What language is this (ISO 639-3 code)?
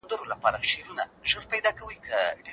pus